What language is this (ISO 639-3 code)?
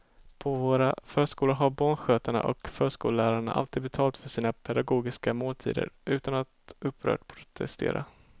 swe